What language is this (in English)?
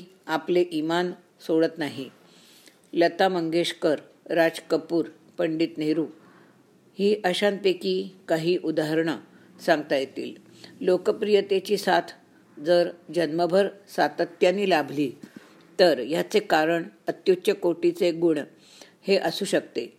Marathi